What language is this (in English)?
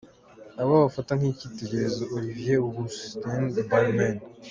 Kinyarwanda